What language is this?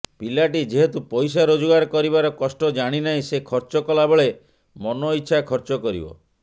Odia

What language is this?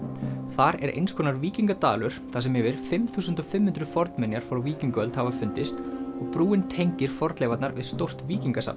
Icelandic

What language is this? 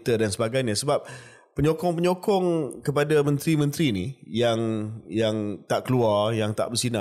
Malay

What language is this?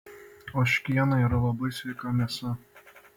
Lithuanian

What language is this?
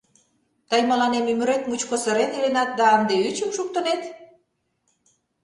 Mari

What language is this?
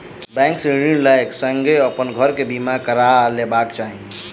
Maithili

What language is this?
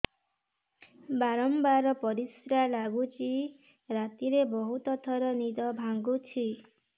Odia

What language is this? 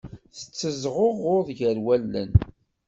Kabyle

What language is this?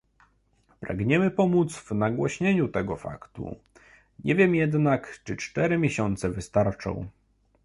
Polish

